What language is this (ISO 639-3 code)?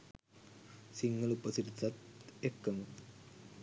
sin